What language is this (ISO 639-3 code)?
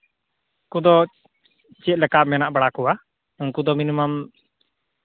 sat